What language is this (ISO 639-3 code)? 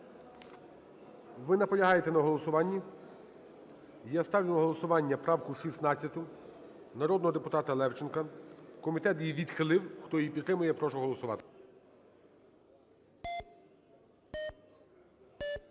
ukr